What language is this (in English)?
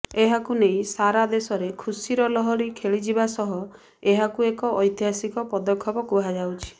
Odia